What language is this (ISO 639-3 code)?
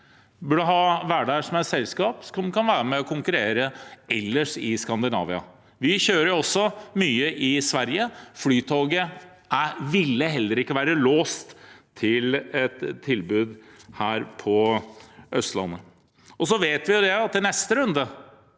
nor